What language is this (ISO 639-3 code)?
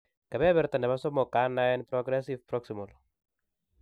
kln